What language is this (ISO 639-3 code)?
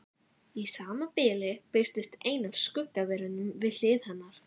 isl